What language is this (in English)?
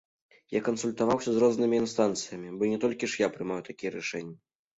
Belarusian